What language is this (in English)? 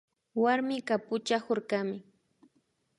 Imbabura Highland Quichua